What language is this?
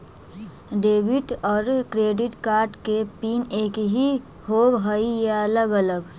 Magahi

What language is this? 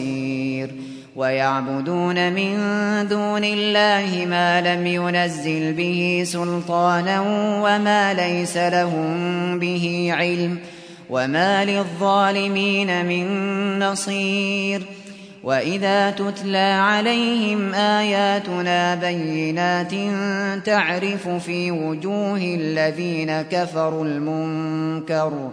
Arabic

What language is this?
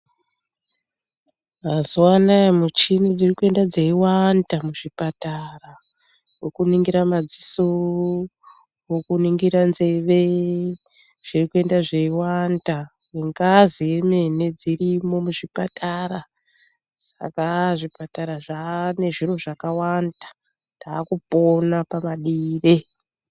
Ndau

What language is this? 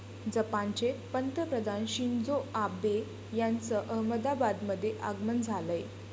Marathi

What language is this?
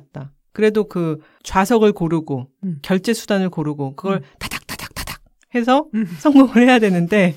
Korean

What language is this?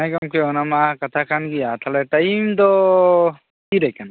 Santali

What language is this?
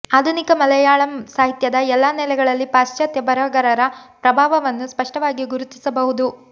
Kannada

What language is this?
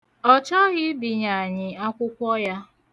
Igbo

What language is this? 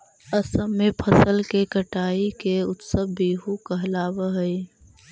Magahi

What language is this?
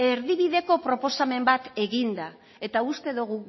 Basque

